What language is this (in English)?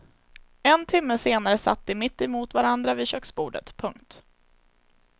Swedish